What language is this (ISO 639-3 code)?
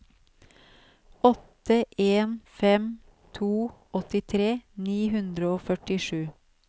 nor